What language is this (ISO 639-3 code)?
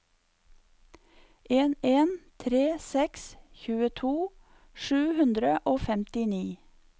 nor